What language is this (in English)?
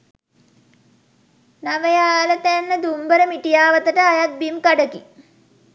Sinhala